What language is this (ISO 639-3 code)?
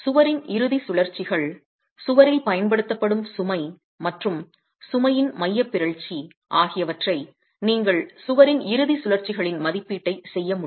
tam